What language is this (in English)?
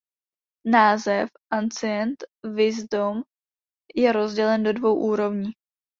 Czech